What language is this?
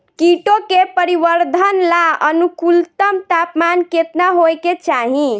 Bhojpuri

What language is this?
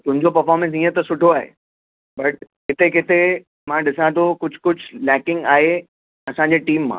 Sindhi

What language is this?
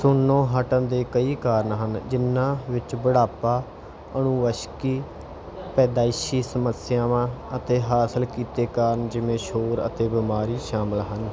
Punjabi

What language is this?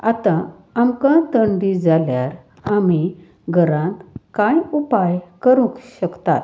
Konkani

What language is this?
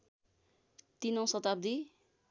Nepali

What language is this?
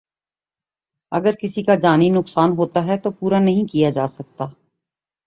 Urdu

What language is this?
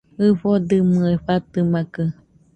Nüpode Huitoto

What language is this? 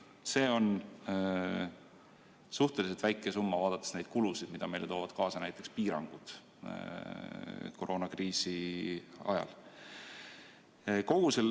Estonian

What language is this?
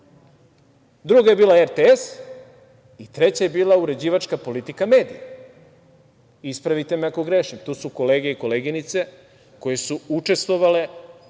Serbian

